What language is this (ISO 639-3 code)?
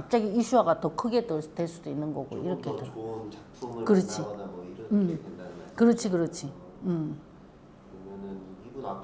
kor